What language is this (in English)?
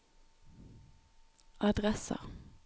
Norwegian